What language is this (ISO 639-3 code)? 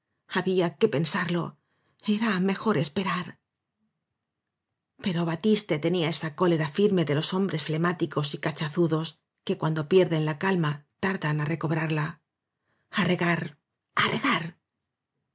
spa